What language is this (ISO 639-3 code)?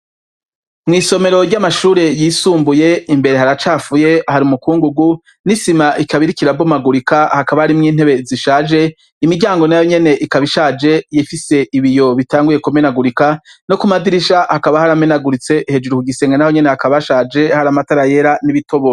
run